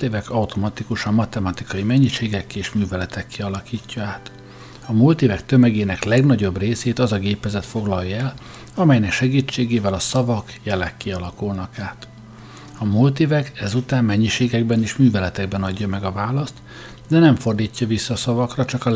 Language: Hungarian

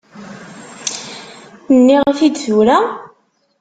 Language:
Kabyle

